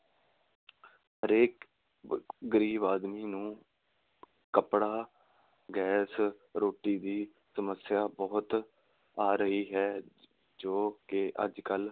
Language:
Punjabi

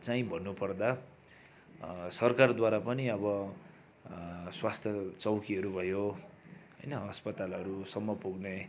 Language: Nepali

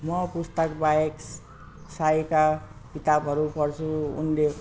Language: Nepali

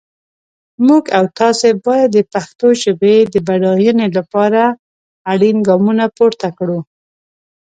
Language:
Pashto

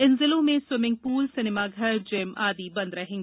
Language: Hindi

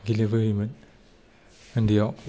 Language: Bodo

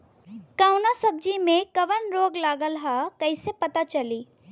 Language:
Bhojpuri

